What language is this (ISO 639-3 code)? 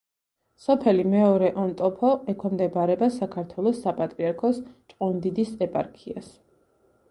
kat